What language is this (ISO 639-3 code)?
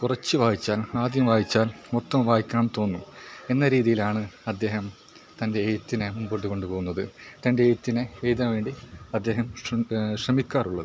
mal